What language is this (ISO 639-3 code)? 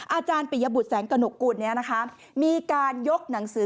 tha